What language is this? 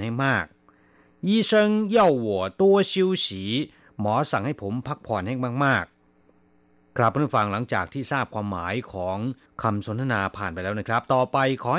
Thai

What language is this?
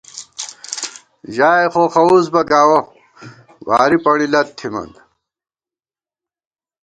Gawar-Bati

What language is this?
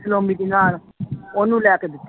Punjabi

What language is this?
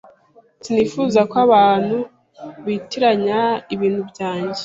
Kinyarwanda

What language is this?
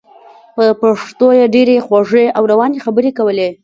Pashto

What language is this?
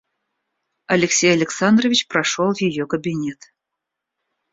Russian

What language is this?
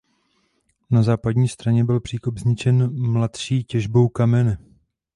Czech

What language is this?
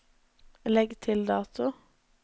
Norwegian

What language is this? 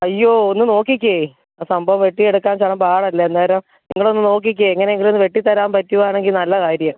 Malayalam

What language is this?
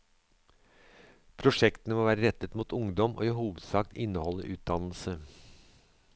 Norwegian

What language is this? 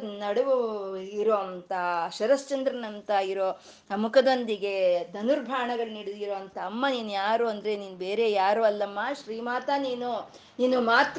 Kannada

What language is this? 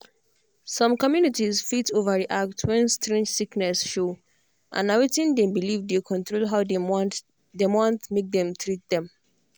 Nigerian Pidgin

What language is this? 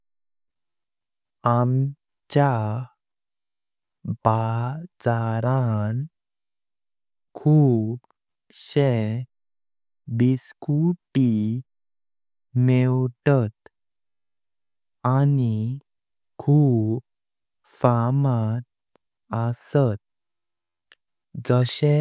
Konkani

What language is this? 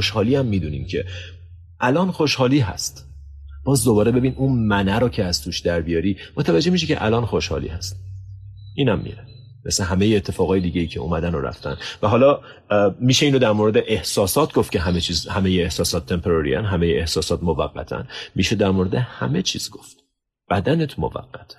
Persian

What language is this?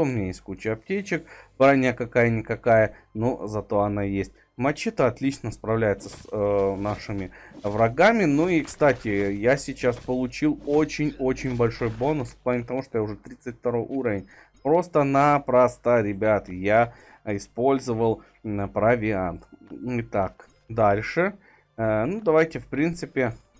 Russian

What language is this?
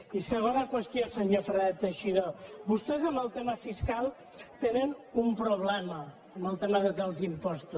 Catalan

